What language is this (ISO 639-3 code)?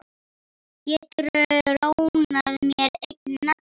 isl